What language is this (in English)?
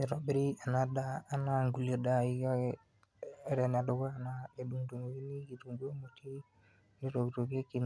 Masai